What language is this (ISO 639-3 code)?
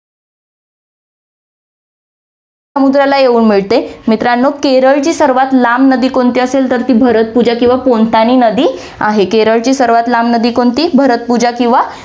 mar